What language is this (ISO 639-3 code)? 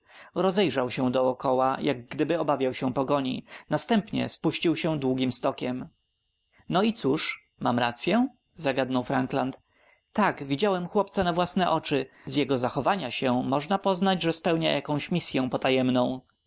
pol